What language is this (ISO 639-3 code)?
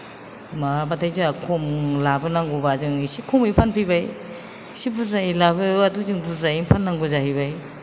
brx